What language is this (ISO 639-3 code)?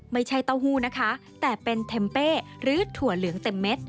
tha